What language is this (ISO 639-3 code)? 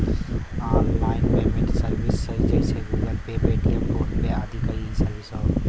bho